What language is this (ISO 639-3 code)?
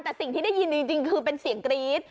tha